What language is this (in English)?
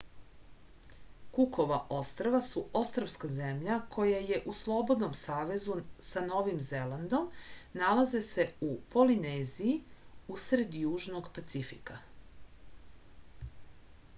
Serbian